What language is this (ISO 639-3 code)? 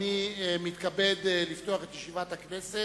heb